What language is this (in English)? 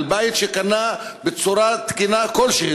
Hebrew